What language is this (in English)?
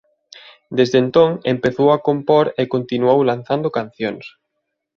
Galician